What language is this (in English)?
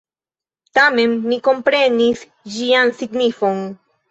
Esperanto